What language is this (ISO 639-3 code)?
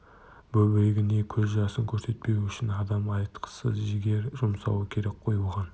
kaz